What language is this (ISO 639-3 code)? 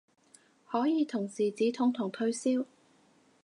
yue